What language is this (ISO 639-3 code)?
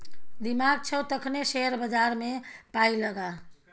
mai